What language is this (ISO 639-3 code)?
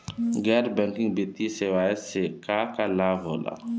bho